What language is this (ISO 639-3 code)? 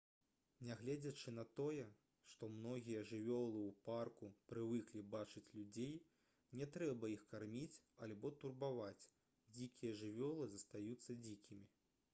bel